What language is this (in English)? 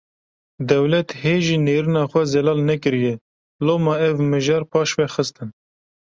Kurdish